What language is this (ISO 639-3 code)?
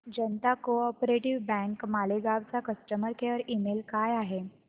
mar